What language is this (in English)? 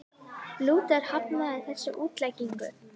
Icelandic